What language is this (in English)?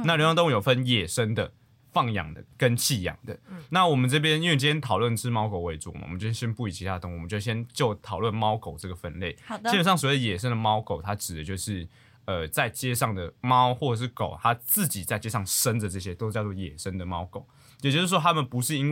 Chinese